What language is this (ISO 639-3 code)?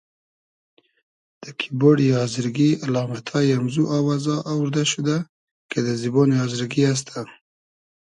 haz